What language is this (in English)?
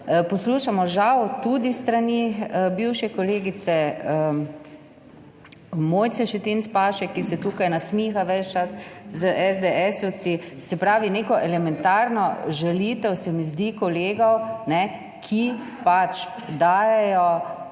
Slovenian